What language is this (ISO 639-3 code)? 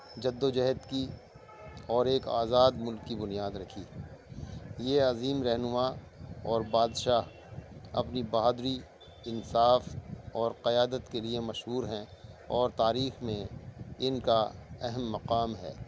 urd